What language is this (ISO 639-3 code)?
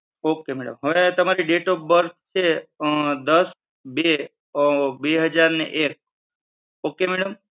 guj